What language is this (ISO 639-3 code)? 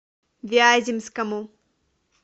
rus